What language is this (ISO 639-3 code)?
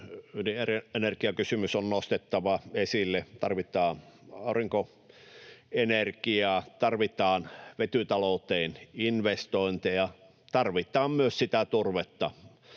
fin